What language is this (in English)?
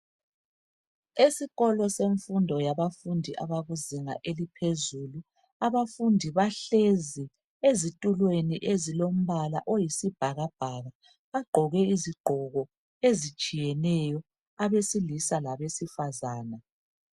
North Ndebele